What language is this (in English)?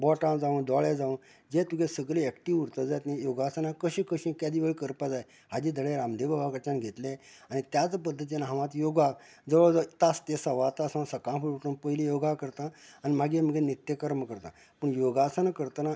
Konkani